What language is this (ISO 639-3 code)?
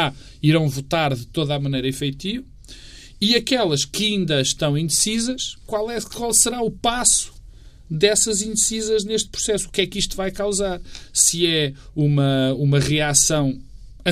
por